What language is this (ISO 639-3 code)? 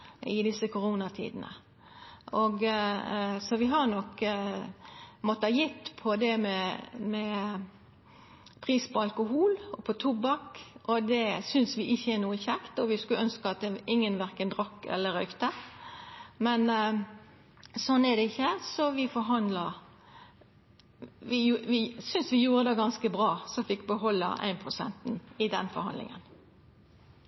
nno